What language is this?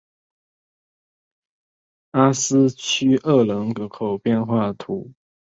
Chinese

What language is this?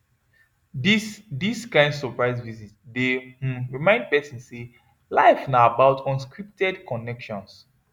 Nigerian Pidgin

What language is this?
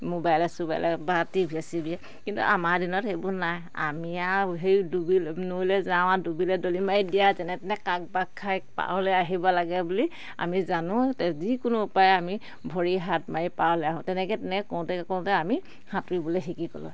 Assamese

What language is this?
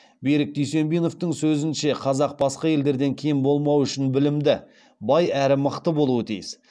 Kazakh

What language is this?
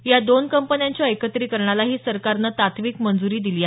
Marathi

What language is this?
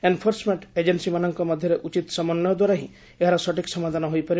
Odia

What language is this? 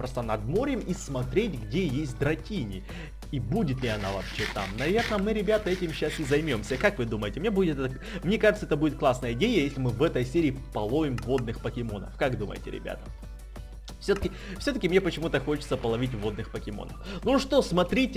Russian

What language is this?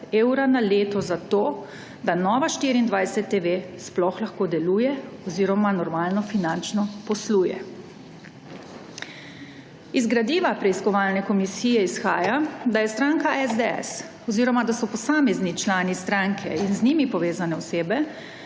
Slovenian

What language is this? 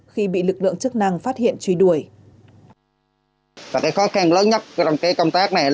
Vietnamese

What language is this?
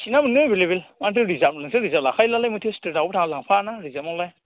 Bodo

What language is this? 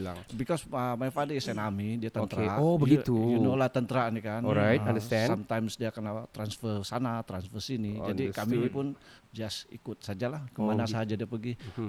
Malay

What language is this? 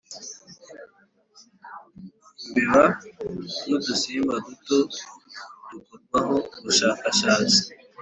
Kinyarwanda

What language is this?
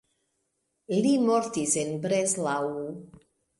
Esperanto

